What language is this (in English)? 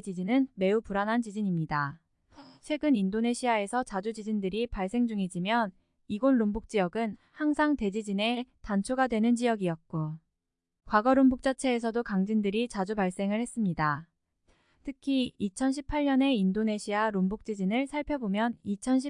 Korean